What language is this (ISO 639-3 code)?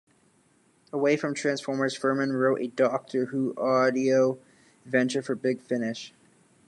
eng